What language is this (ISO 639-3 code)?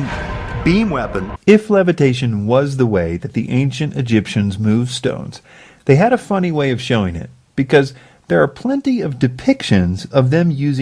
eng